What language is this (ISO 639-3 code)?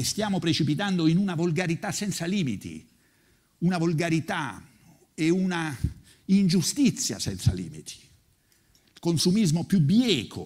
ita